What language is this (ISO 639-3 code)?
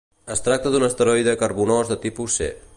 cat